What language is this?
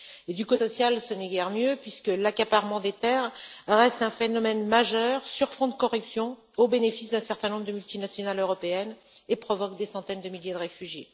French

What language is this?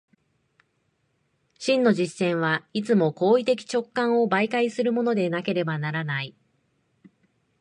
Japanese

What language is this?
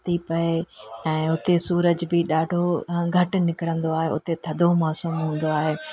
Sindhi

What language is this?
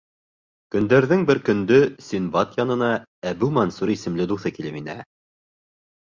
Bashkir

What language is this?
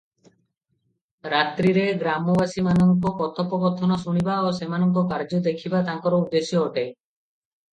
Odia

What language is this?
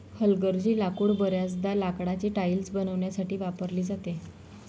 Marathi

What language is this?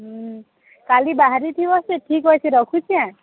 Odia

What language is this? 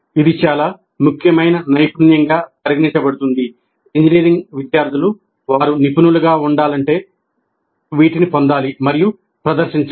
Telugu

